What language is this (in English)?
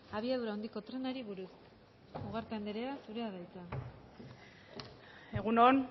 Basque